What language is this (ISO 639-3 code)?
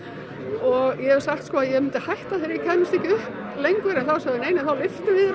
isl